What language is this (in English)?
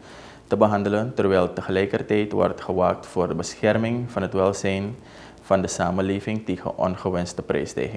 Dutch